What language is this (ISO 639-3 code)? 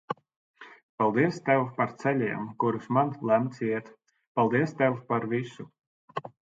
lav